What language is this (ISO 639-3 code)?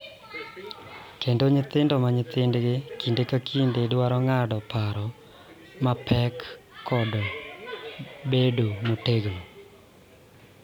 luo